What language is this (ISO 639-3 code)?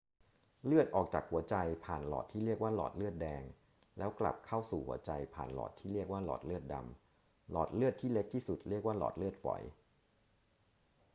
tha